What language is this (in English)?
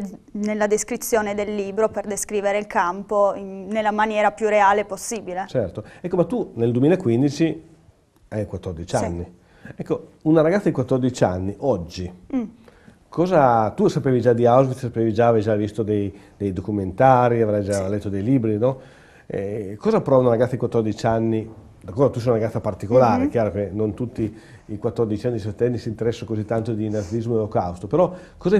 Italian